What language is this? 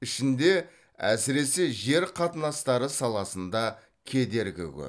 Kazakh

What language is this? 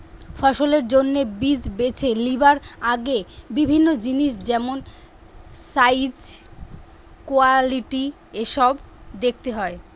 Bangla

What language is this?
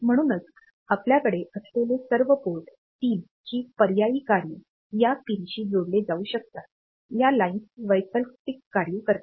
Marathi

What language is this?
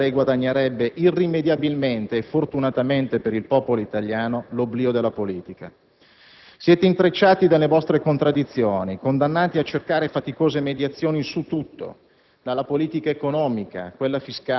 Italian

